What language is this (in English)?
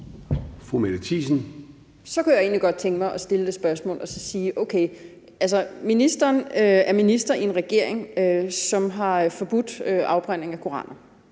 Danish